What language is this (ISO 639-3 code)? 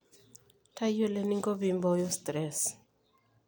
mas